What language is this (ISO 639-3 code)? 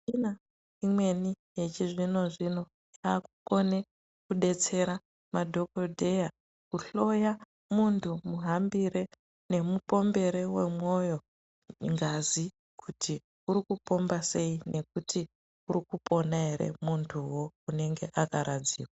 ndc